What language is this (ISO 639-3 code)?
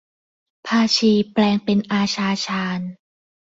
tha